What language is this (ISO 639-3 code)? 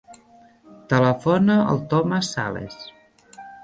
cat